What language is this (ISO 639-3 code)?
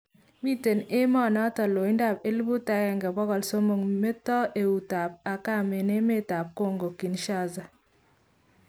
kln